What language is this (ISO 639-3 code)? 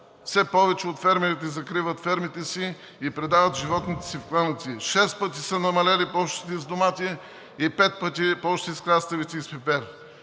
bul